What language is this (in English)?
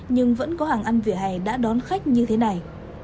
Vietnamese